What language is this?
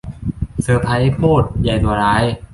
Thai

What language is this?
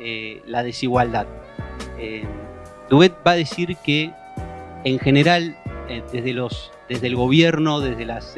Spanish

